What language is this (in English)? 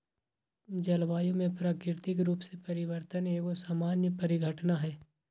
Magahi